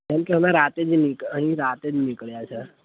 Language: Gujarati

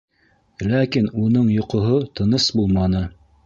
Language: Bashkir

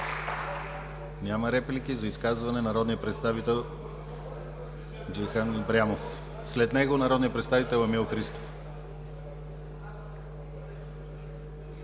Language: Bulgarian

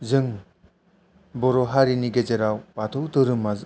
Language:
Bodo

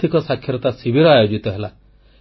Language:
Odia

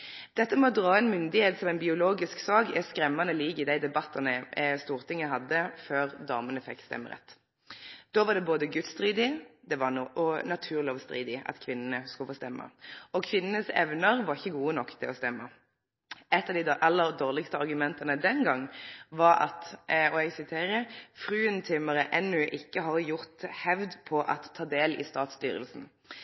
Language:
Norwegian Nynorsk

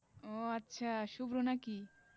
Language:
Bangla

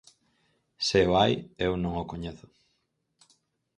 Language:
Galician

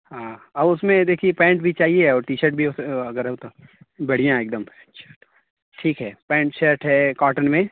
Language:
Urdu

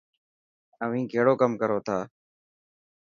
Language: Dhatki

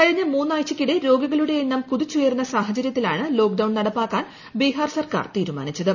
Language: Malayalam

